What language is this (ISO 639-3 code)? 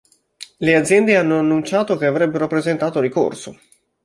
ita